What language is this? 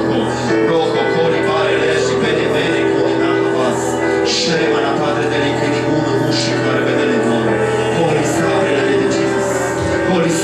Polish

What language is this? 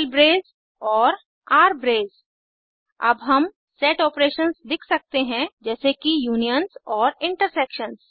Hindi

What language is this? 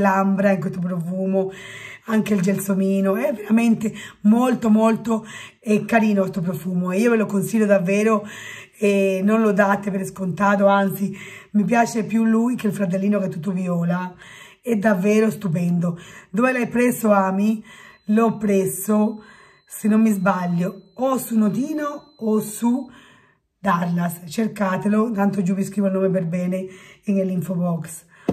Italian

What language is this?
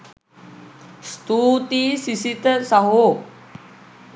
Sinhala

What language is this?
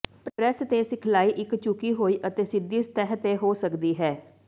Punjabi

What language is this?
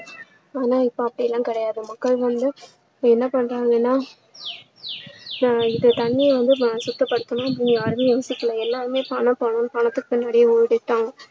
Tamil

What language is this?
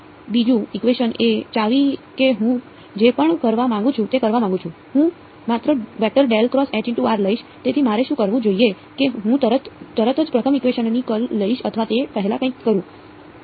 Gujarati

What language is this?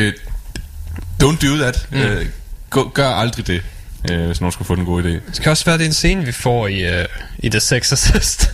Danish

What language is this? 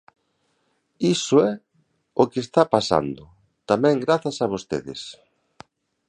Galician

